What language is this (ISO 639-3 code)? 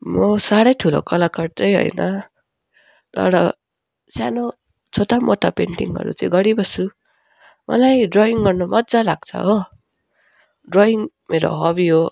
nep